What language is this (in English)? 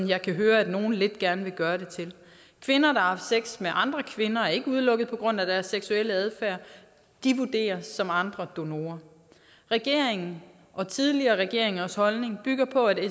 Danish